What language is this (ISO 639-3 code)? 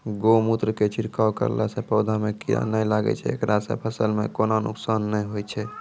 mai